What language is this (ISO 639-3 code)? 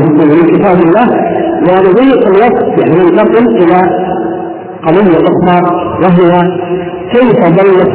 ara